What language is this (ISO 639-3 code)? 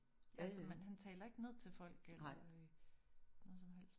dan